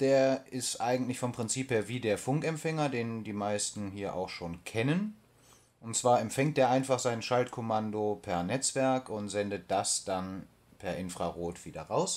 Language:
German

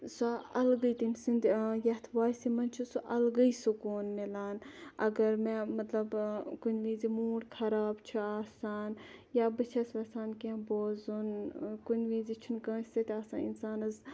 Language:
Kashmiri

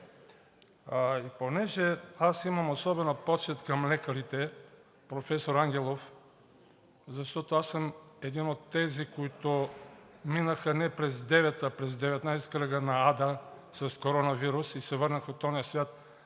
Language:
Bulgarian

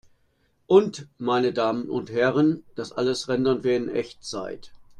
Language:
German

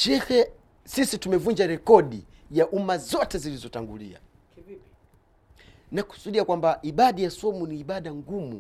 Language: Swahili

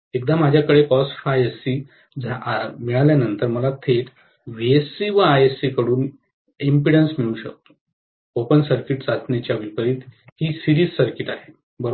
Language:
Marathi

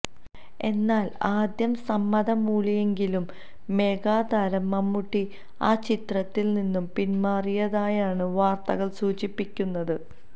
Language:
Malayalam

